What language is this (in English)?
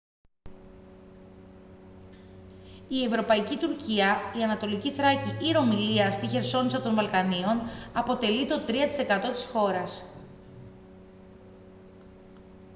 Greek